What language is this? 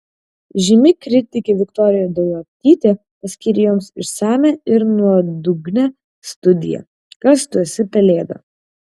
Lithuanian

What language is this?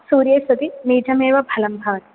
Sanskrit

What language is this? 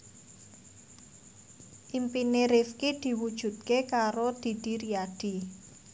Javanese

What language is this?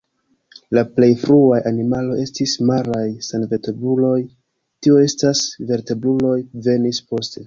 Esperanto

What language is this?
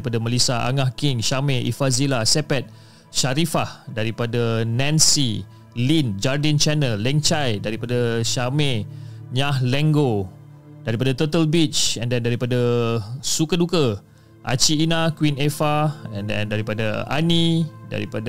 Malay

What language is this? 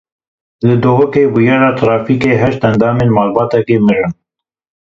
Kurdish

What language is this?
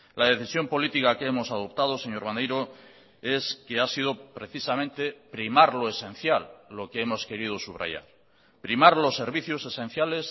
Spanish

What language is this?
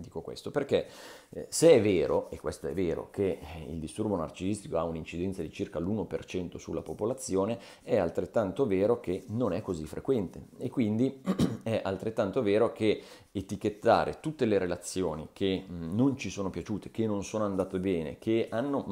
Italian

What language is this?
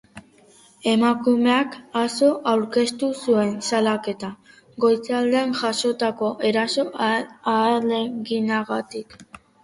Basque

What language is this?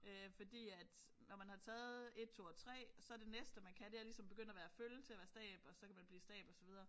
Danish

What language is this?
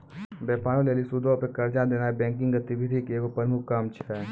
Maithili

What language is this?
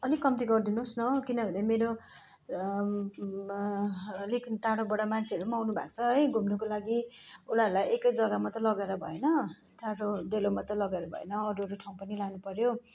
Nepali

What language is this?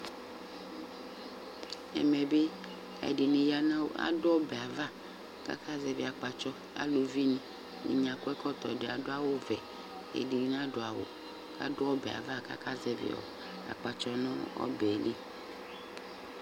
Ikposo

